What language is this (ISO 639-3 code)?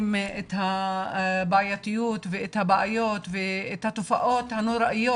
heb